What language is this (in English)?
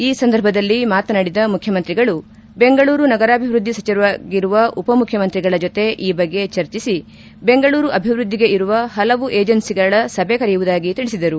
Kannada